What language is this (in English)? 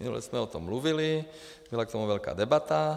Czech